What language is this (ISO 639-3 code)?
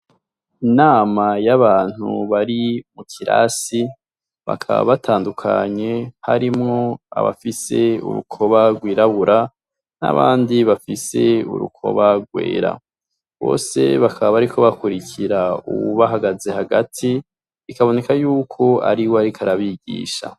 run